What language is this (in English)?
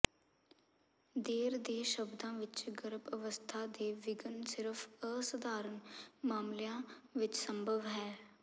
Punjabi